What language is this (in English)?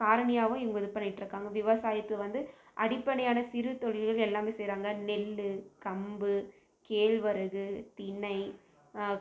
Tamil